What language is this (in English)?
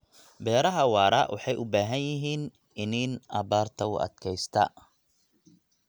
Somali